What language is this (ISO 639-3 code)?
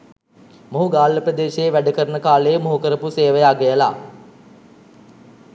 sin